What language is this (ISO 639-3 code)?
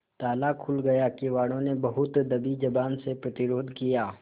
hin